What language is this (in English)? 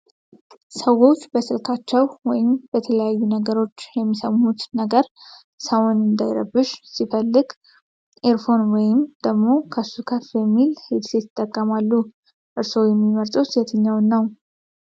Amharic